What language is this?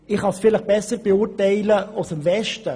Swiss German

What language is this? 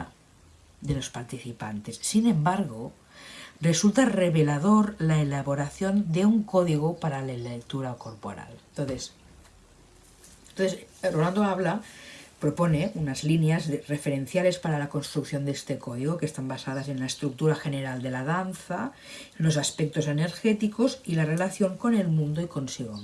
Spanish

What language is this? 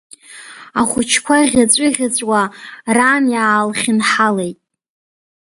Abkhazian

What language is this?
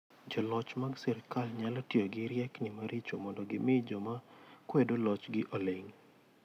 Luo (Kenya and Tanzania)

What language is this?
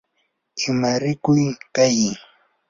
Yanahuanca Pasco Quechua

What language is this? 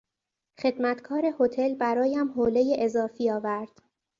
Persian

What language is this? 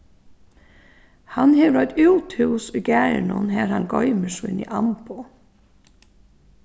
Faroese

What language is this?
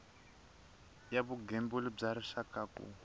Tsonga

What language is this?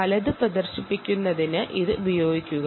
Malayalam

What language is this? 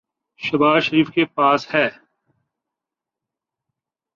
Urdu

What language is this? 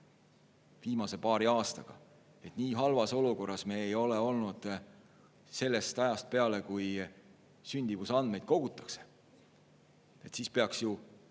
Estonian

